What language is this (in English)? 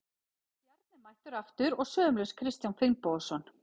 Icelandic